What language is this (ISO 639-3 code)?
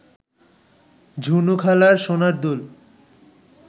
ben